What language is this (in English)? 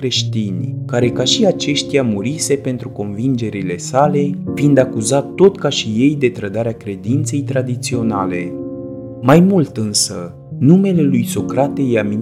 Romanian